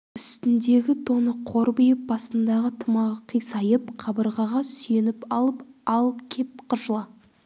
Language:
Kazakh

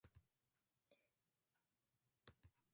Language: Japanese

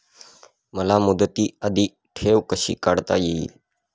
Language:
Marathi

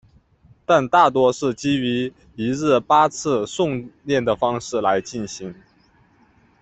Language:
Chinese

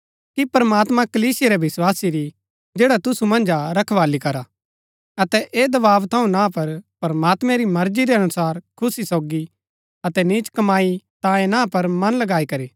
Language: Gaddi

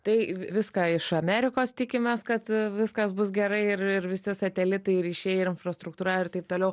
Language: Lithuanian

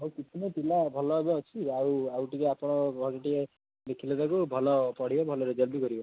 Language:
Odia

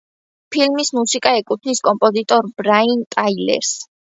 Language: Georgian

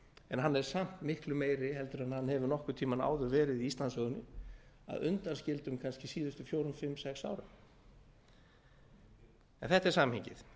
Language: Icelandic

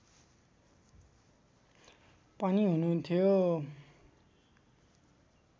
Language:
Nepali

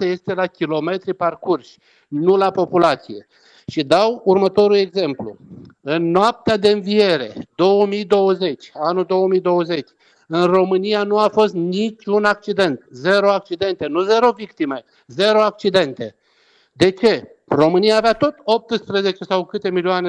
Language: Romanian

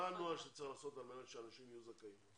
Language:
Hebrew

